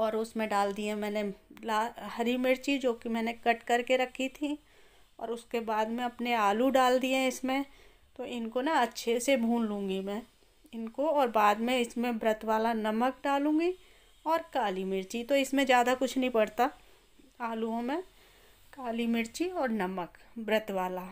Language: Hindi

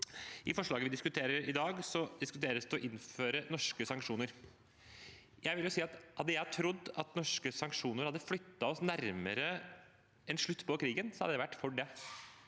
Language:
Norwegian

